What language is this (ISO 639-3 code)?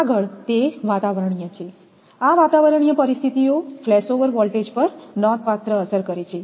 guj